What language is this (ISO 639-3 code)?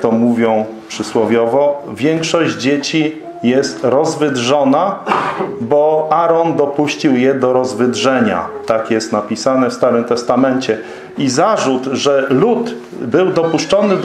pol